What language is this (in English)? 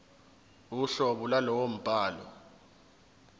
Zulu